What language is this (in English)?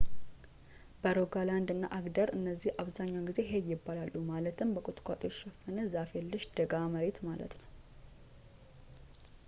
Amharic